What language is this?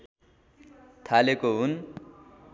Nepali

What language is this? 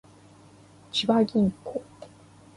Japanese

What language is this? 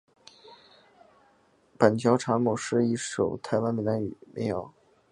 Chinese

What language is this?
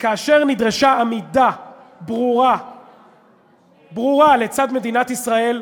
Hebrew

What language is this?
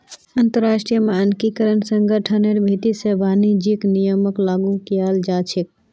Magahi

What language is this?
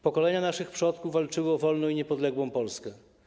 Polish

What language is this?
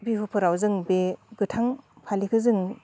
Bodo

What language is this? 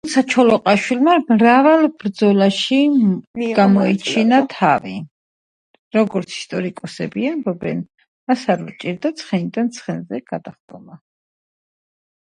Georgian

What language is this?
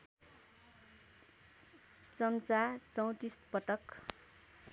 Nepali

